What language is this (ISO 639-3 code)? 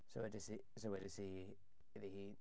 cym